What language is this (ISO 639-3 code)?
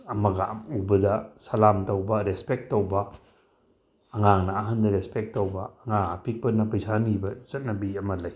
mni